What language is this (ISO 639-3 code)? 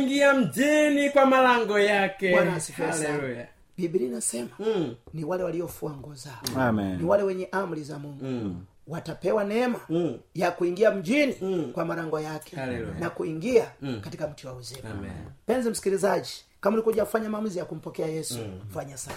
swa